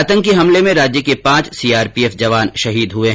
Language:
Hindi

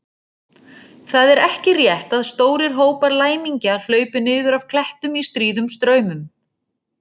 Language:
Icelandic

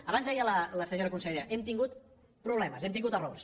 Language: Catalan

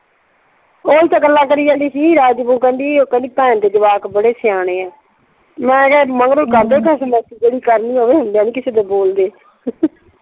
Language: Punjabi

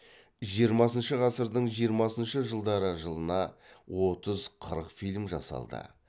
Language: Kazakh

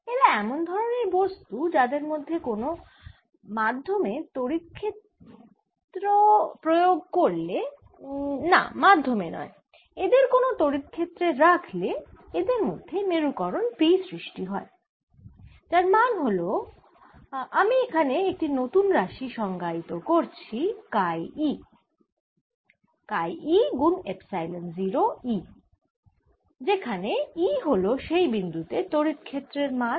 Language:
Bangla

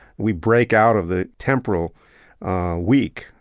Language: English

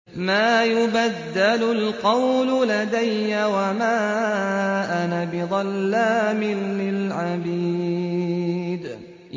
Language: Arabic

